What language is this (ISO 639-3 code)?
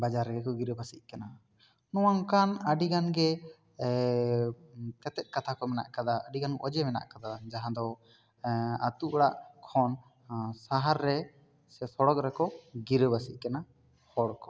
sat